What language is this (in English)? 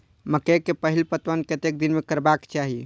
Maithili